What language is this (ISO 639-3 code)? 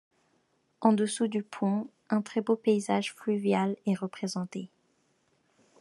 fra